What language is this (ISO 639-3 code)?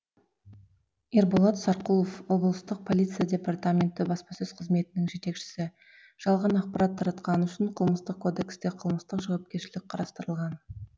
kaz